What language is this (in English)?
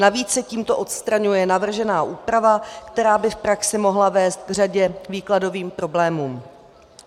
Czech